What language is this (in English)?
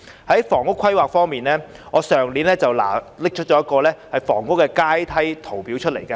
Cantonese